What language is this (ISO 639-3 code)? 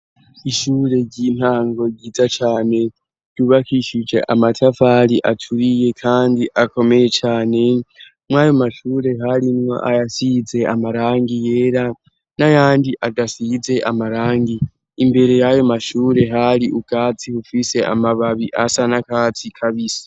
run